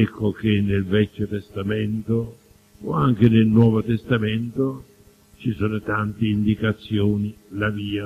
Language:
Italian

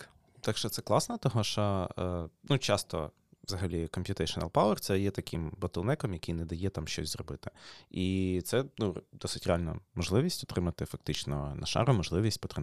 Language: Ukrainian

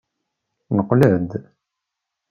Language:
Kabyle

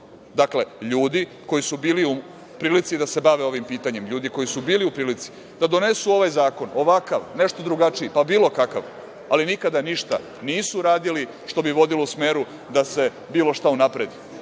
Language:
Serbian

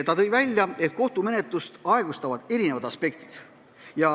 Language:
Estonian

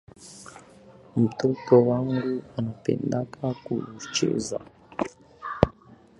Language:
Swahili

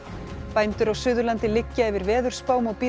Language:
Icelandic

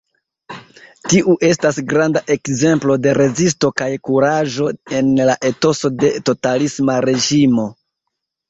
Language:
Esperanto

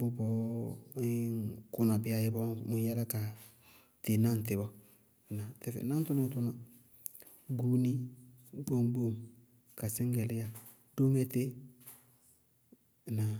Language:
Bago-Kusuntu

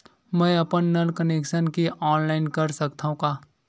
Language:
Chhattisgarhi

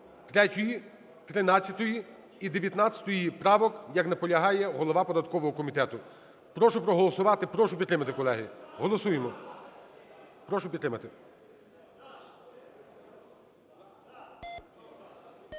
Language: Ukrainian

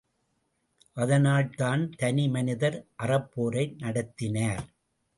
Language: Tamil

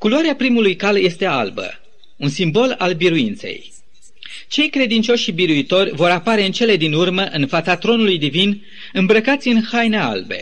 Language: Romanian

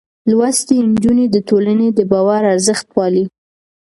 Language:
Pashto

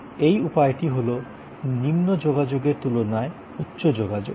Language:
Bangla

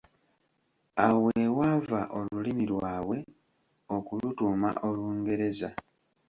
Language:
Ganda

